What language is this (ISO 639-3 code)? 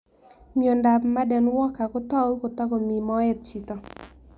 kln